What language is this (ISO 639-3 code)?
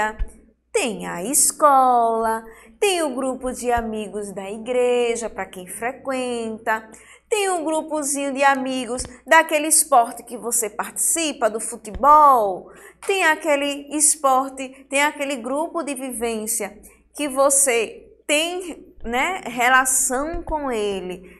por